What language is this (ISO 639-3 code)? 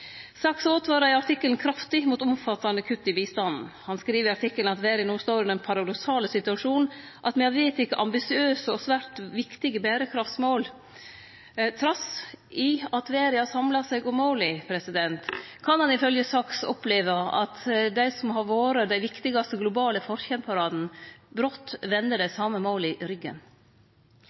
nno